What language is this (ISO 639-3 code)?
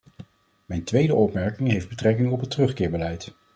nld